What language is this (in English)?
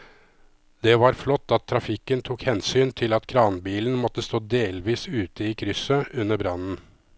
Norwegian